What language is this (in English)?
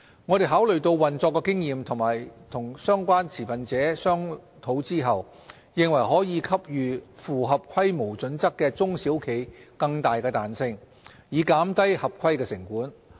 Cantonese